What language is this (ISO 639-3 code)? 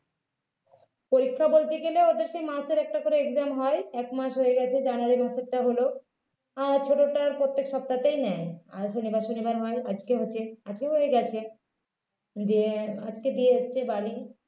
ben